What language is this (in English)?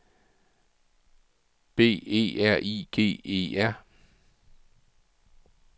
Danish